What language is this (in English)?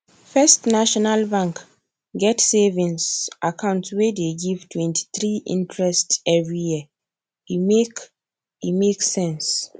Nigerian Pidgin